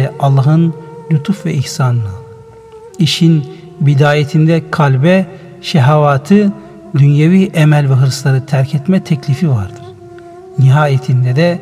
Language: Turkish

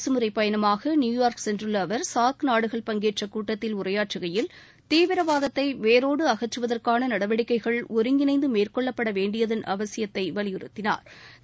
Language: Tamil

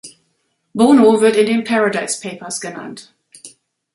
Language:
German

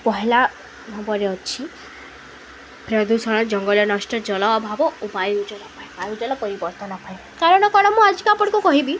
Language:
Odia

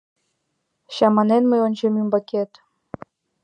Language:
Mari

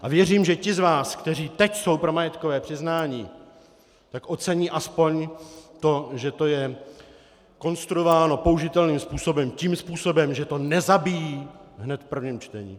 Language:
Czech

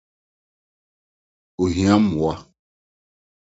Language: Akan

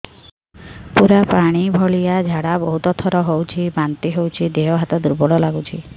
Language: Odia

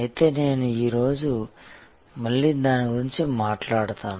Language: Telugu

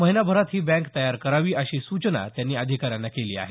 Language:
Marathi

